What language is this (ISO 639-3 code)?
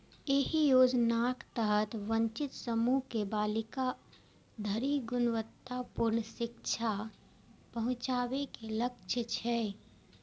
mai